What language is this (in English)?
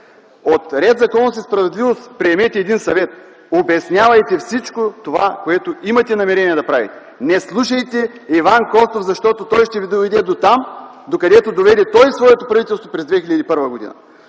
Bulgarian